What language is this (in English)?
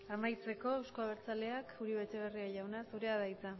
Basque